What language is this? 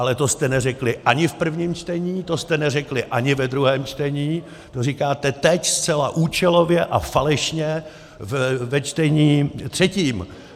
Czech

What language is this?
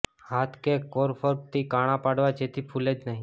Gujarati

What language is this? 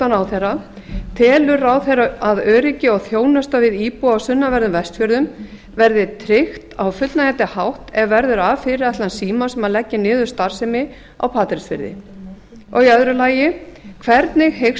Icelandic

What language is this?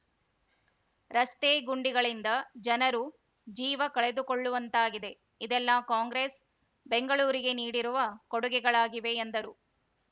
Kannada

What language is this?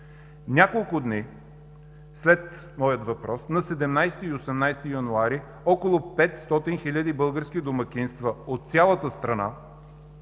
Bulgarian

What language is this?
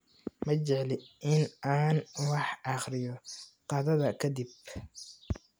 Somali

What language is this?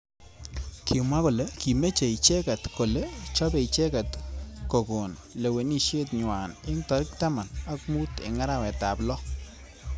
Kalenjin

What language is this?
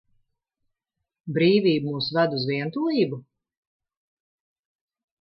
Latvian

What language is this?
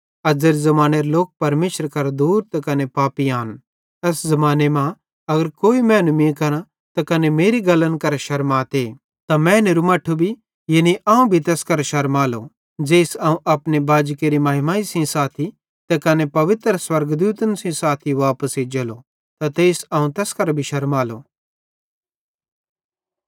Bhadrawahi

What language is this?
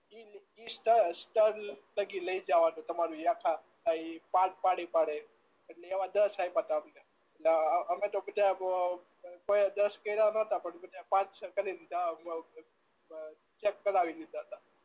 Gujarati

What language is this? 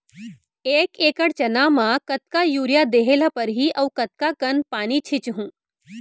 Chhattisgarhi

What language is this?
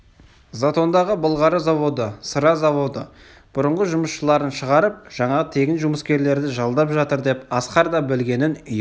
Kazakh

